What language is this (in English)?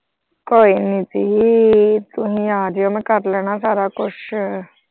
Punjabi